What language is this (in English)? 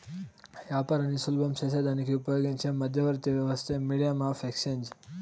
Telugu